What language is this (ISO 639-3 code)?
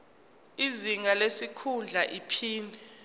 zul